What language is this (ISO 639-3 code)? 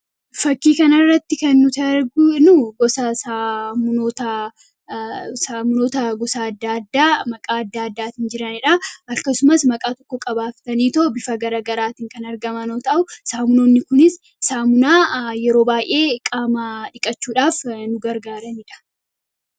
orm